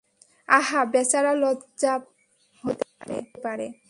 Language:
Bangla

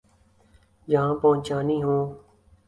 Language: Urdu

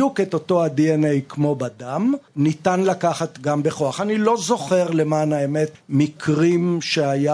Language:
Hebrew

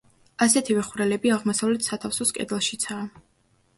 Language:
Georgian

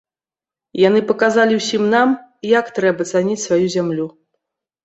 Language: Belarusian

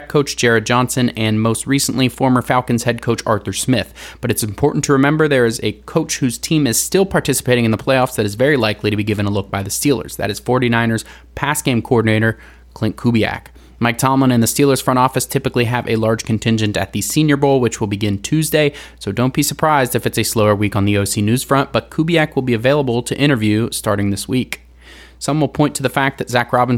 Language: English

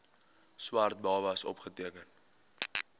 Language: Afrikaans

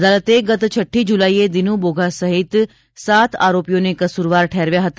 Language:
Gujarati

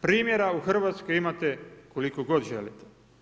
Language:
Croatian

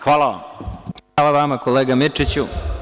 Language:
Serbian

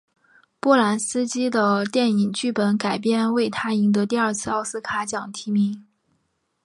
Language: Chinese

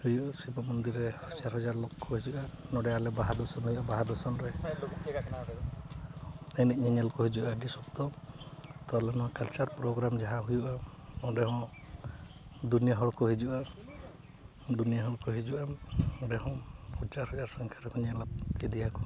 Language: Santali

